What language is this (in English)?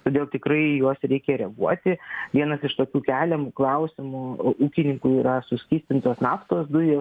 Lithuanian